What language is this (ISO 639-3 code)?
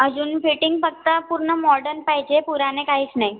mar